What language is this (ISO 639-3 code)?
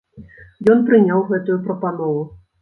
bel